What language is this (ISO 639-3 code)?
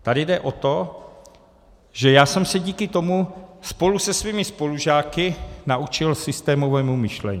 ces